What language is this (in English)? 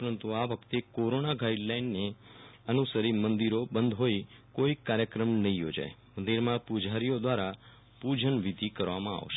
Gujarati